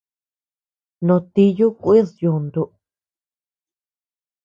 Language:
Tepeuxila Cuicatec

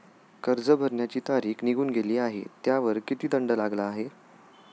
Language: Marathi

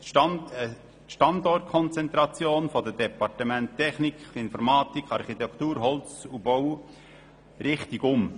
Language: Swiss German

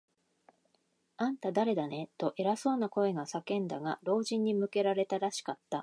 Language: Japanese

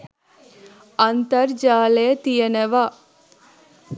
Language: Sinhala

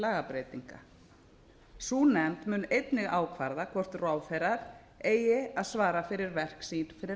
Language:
Icelandic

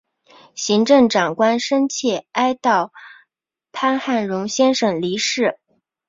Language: Chinese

